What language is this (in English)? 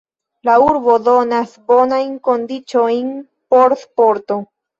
Esperanto